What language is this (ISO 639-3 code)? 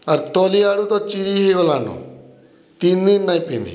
ori